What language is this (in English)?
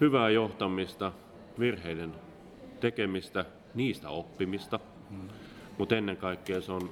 Finnish